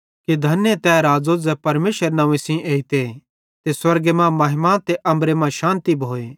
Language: Bhadrawahi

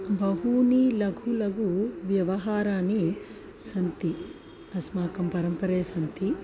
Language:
Sanskrit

